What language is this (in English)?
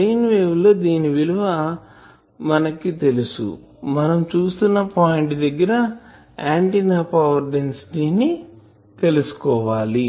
Telugu